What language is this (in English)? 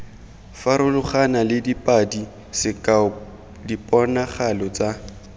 Tswana